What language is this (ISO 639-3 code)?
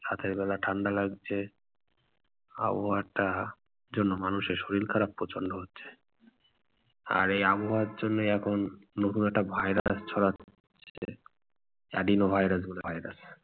ben